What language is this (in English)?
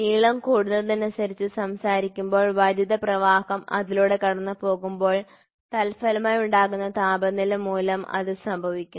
Malayalam